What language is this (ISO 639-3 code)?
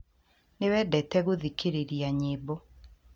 kik